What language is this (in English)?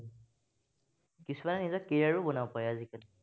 Assamese